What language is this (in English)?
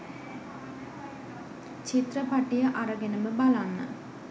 Sinhala